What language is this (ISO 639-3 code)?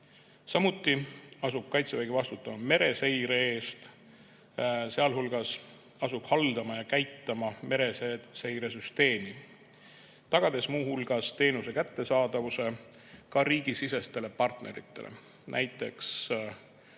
est